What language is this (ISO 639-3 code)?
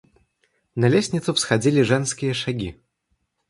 rus